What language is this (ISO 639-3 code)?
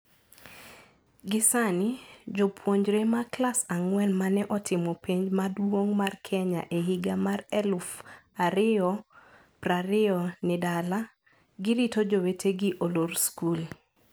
luo